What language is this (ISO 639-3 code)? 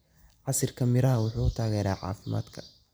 som